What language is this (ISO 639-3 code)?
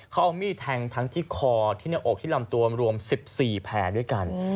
tha